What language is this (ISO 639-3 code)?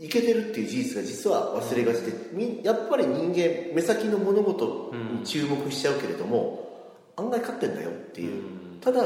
jpn